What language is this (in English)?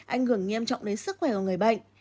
Vietnamese